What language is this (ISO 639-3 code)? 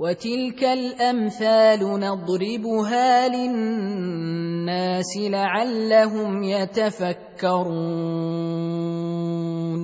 ara